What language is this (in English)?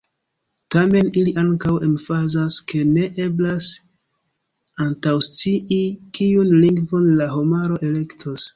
Esperanto